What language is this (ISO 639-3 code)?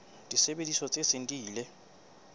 sot